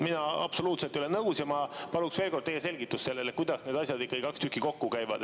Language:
Estonian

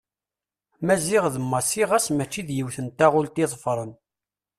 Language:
Kabyle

